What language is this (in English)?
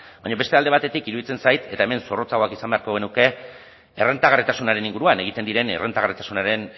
Basque